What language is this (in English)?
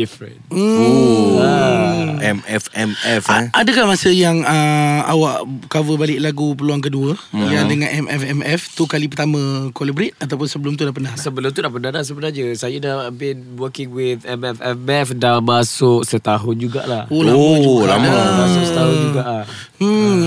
Malay